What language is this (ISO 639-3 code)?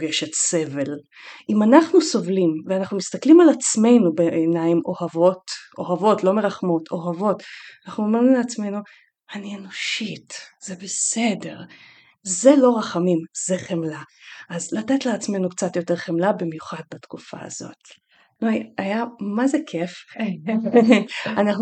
heb